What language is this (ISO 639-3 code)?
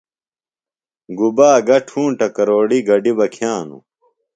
phl